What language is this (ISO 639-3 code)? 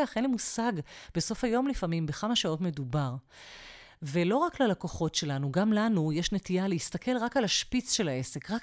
heb